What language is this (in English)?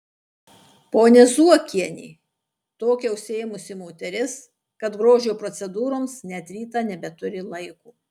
Lithuanian